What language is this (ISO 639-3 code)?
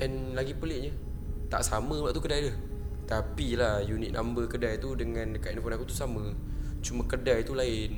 msa